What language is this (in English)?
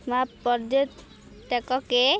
Odia